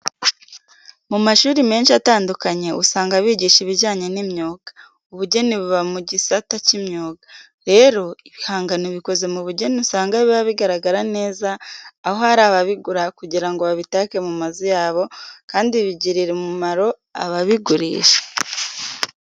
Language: Kinyarwanda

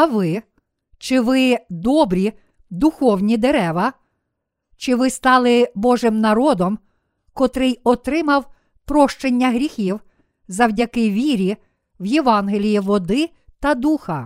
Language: Ukrainian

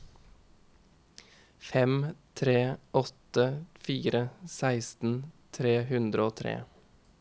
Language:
Norwegian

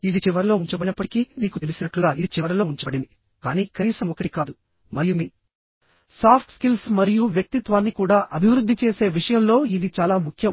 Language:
Telugu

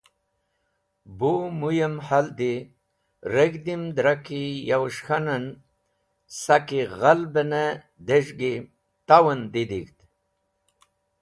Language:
Wakhi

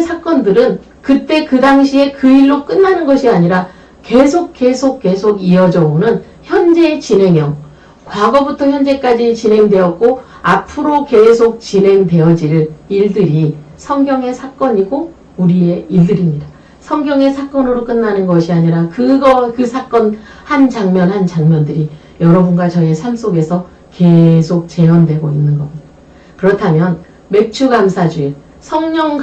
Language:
Korean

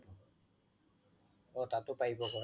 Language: Assamese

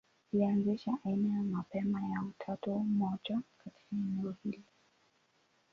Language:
Swahili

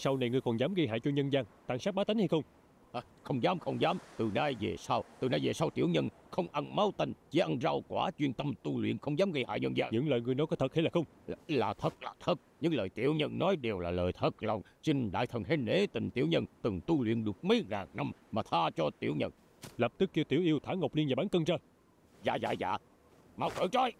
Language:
Vietnamese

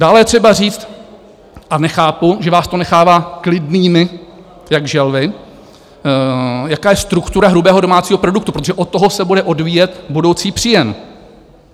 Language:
Czech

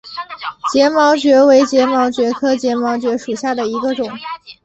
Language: Chinese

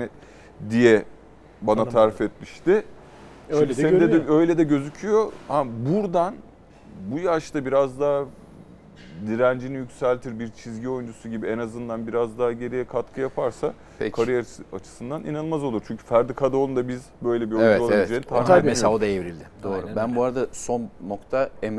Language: Turkish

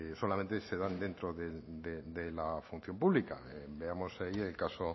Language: Spanish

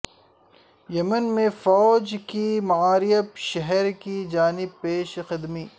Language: Urdu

